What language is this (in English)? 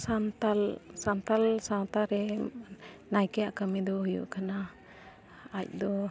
Santali